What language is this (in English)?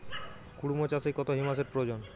Bangla